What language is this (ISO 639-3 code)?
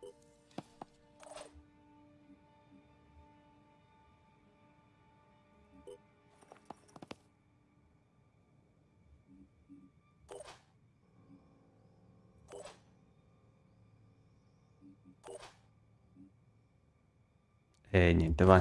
ita